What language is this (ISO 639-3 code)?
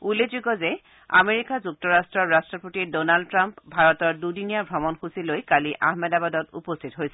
asm